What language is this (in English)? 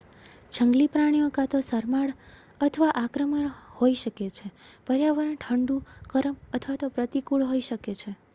Gujarati